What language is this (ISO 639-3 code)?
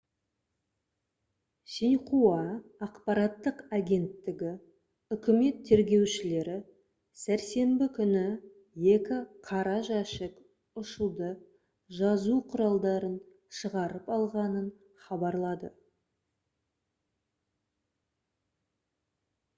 kaz